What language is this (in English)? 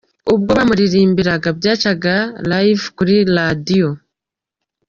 Kinyarwanda